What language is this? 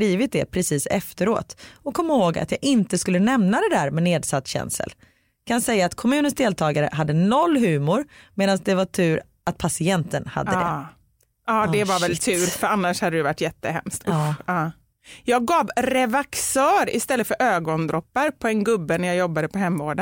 Swedish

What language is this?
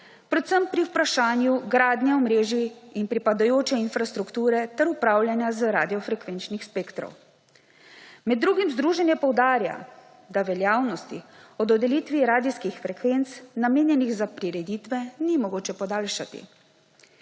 Slovenian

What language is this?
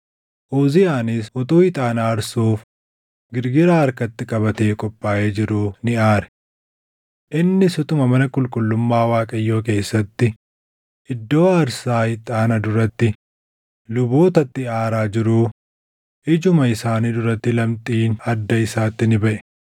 Oromo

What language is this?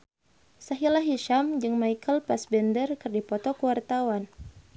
Sundanese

